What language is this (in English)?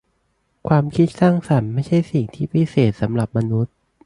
Thai